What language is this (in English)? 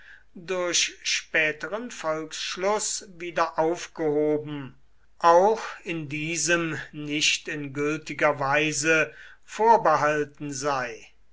German